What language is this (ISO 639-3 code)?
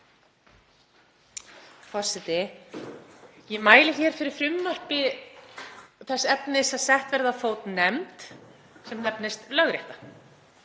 isl